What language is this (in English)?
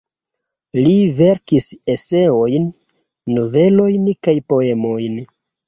Esperanto